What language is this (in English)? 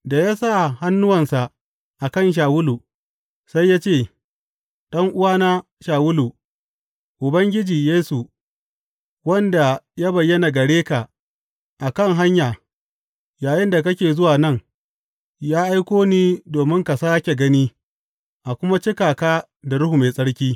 Hausa